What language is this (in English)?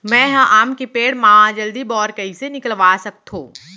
Chhattisgarhi